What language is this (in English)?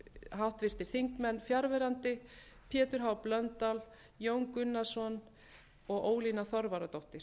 Icelandic